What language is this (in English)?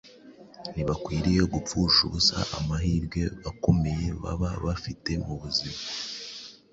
Kinyarwanda